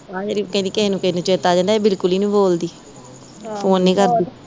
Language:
Punjabi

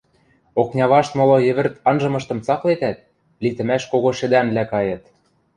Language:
Western Mari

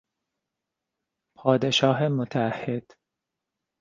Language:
Persian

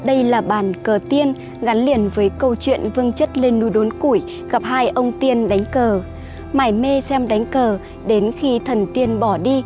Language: Vietnamese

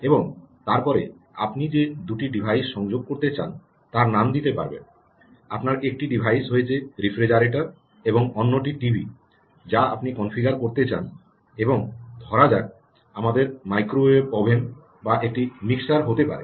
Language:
Bangla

